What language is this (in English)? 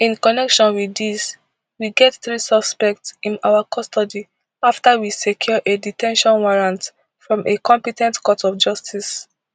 Nigerian Pidgin